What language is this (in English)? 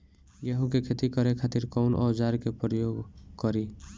Bhojpuri